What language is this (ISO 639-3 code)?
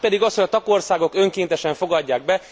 hun